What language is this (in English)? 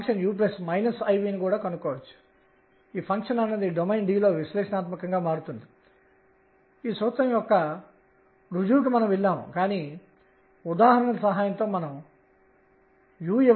Telugu